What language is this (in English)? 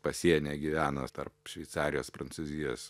Lithuanian